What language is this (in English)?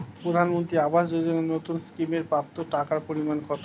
Bangla